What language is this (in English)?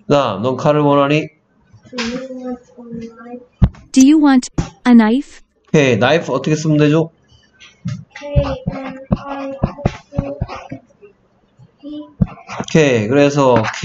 Korean